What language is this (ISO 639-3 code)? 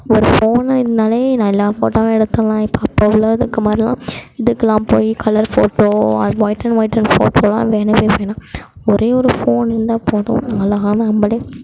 tam